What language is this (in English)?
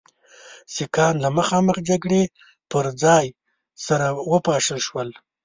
Pashto